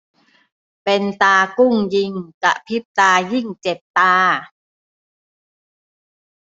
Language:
Thai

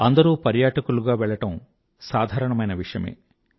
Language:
Telugu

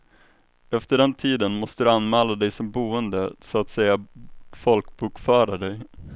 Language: Swedish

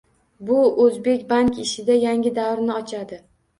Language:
Uzbek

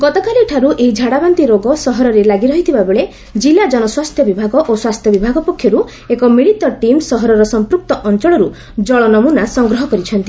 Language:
Odia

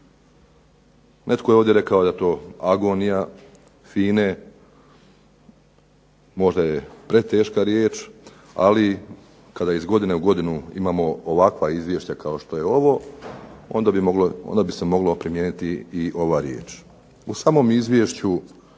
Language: Croatian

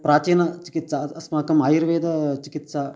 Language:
Sanskrit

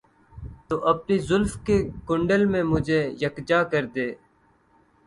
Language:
Urdu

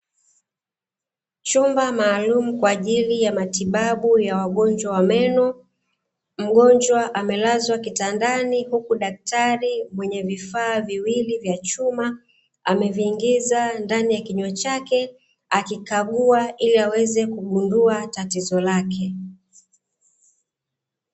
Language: Swahili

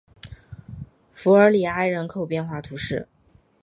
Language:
Chinese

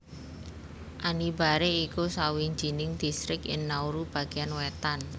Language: Javanese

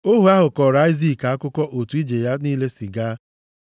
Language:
Igbo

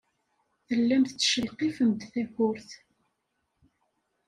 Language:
Kabyle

